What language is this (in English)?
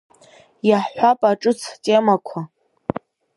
Abkhazian